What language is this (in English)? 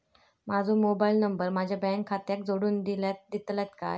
Marathi